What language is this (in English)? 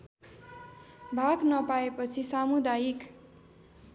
Nepali